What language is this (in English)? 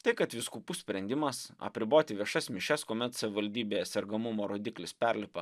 Lithuanian